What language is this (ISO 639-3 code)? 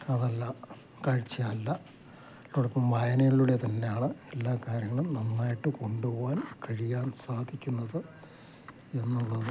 mal